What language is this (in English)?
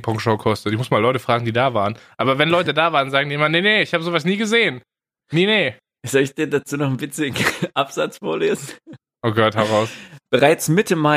German